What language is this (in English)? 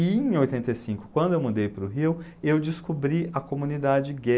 Portuguese